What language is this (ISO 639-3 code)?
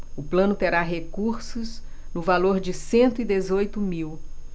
por